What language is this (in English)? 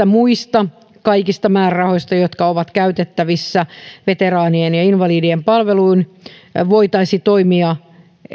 Finnish